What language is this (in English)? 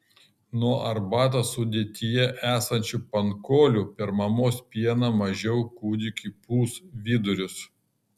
Lithuanian